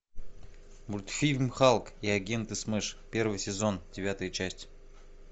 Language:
Russian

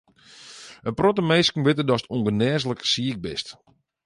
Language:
Western Frisian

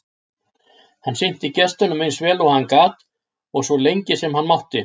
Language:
Icelandic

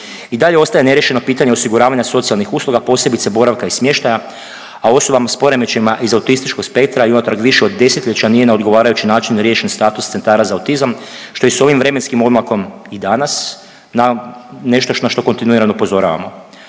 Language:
Croatian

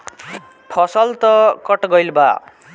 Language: Bhojpuri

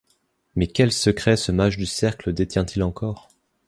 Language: French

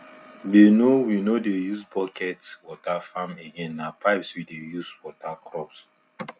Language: Nigerian Pidgin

